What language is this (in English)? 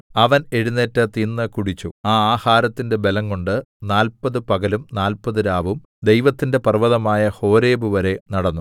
Malayalam